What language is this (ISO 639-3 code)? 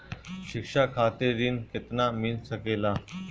bho